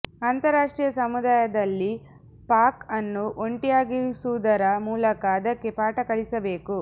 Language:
Kannada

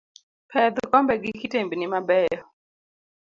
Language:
Luo (Kenya and Tanzania)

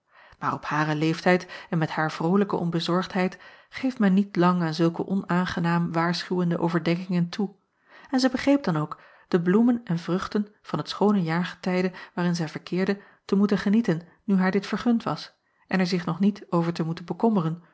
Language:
Dutch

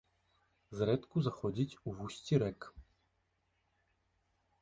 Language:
Belarusian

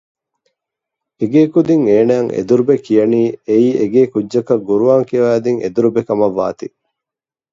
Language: Divehi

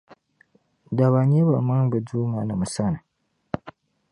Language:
Dagbani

